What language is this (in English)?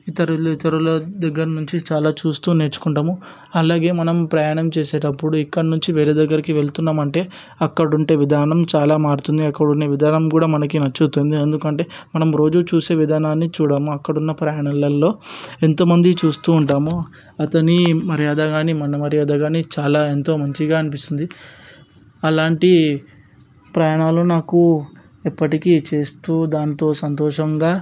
Telugu